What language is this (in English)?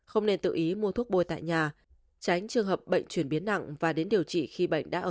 Vietnamese